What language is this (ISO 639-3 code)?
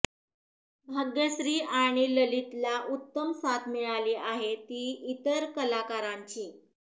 mar